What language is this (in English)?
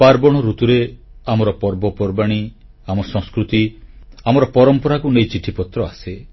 Odia